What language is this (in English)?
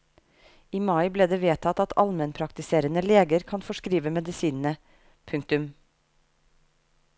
Norwegian